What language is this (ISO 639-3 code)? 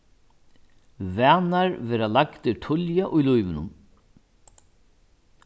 fao